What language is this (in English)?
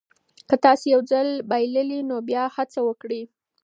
Pashto